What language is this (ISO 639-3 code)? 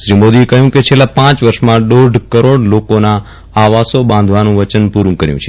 guj